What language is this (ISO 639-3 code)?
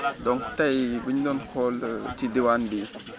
wol